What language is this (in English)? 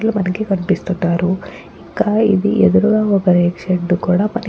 Telugu